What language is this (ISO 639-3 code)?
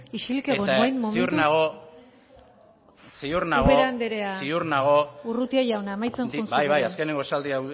eus